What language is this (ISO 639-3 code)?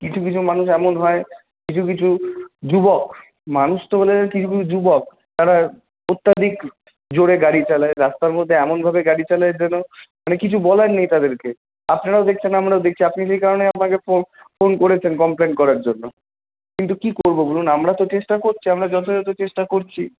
ben